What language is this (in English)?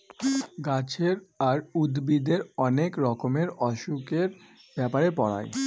Bangla